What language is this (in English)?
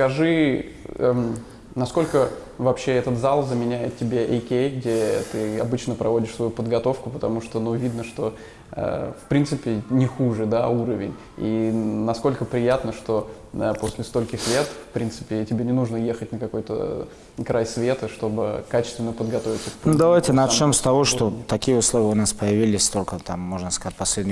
Russian